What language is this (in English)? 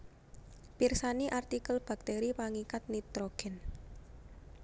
Javanese